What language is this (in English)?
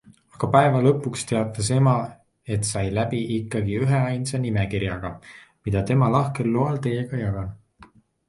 Estonian